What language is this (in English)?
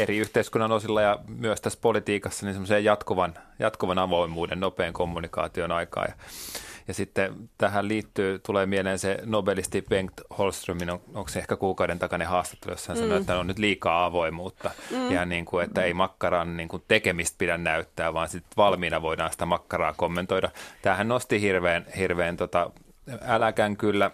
Finnish